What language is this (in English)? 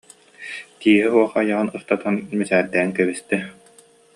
Yakut